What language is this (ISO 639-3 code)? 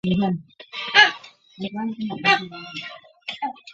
zho